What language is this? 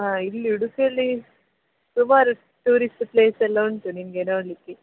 Kannada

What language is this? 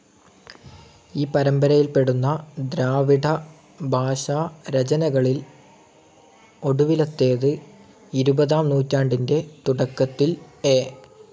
Malayalam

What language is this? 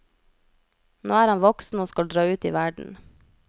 Norwegian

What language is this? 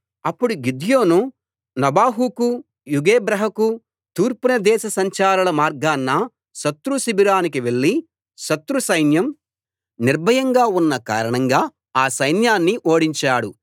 Telugu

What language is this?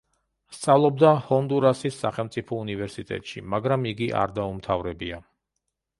Georgian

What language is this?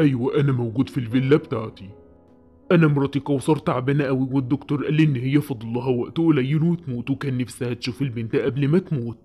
Arabic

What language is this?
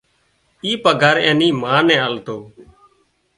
Wadiyara Koli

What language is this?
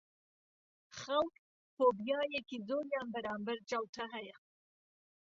Central Kurdish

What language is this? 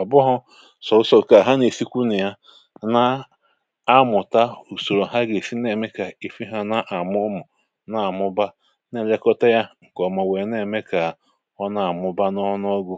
Igbo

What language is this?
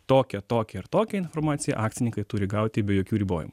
Lithuanian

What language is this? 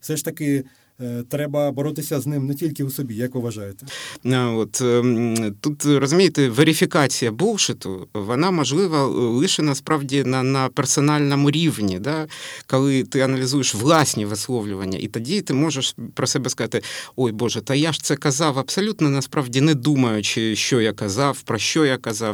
Ukrainian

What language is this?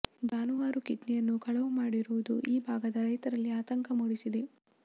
Kannada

